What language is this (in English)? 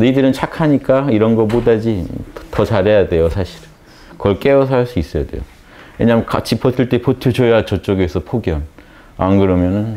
Korean